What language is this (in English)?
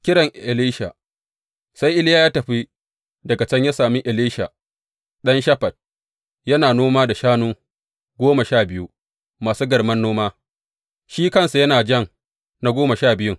Hausa